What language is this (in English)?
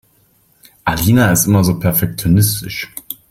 German